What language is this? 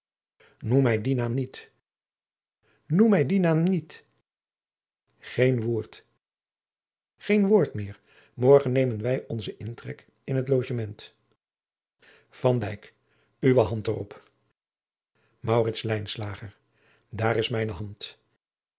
Dutch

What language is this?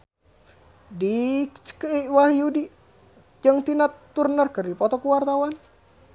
Sundanese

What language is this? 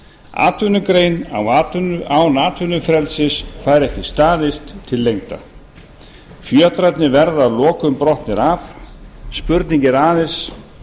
Icelandic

